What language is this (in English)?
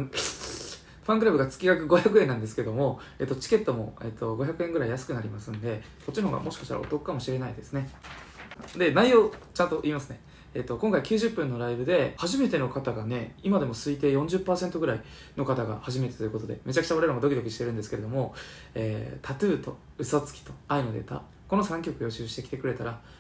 Japanese